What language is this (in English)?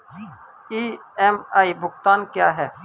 Hindi